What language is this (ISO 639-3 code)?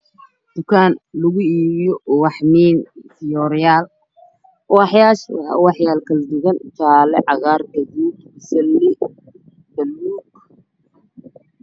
som